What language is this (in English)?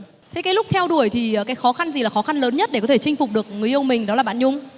Vietnamese